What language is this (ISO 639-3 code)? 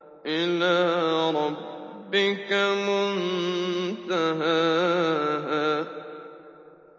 ara